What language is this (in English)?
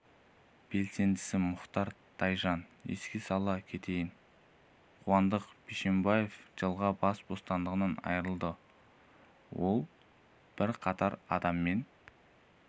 Kazakh